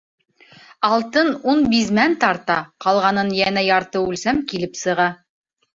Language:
Bashkir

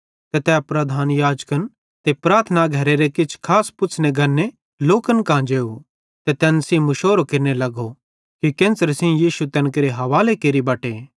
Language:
Bhadrawahi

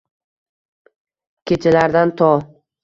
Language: Uzbek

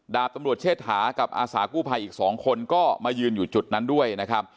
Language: Thai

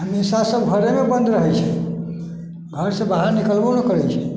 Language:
Maithili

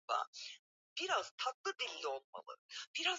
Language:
Swahili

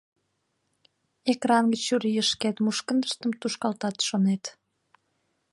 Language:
Mari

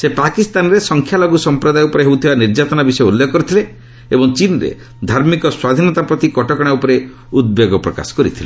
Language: Odia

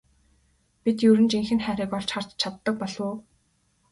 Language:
Mongolian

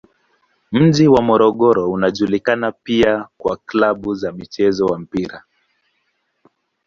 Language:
Swahili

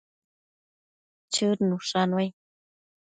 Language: Matsés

